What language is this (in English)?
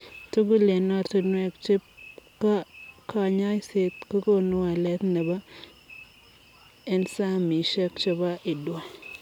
Kalenjin